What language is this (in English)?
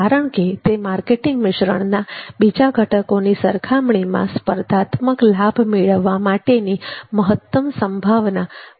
Gujarati